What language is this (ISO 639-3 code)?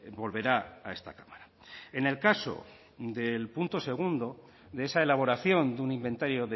spa